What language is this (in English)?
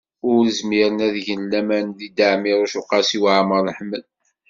Kabyle